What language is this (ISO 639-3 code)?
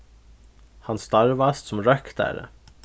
fao